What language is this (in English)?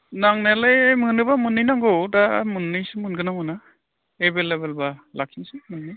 Bodo